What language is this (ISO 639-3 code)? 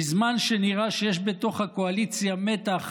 heb